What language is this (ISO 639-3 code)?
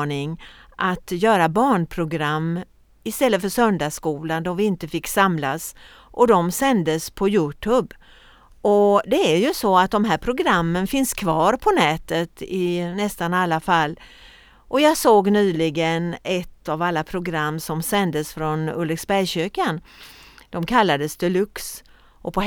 swe